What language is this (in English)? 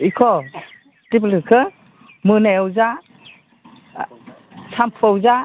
Bodo